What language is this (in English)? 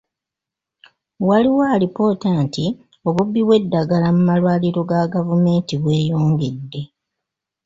Ganda